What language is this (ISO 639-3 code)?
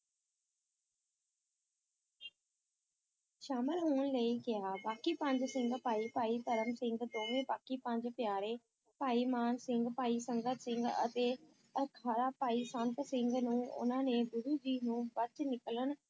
pan